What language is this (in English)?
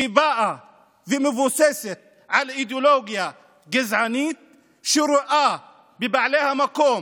Hebrew